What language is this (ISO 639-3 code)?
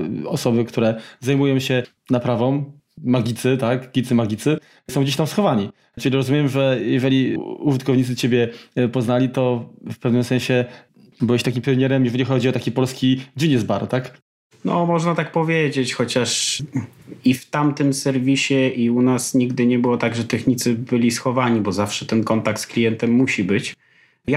pol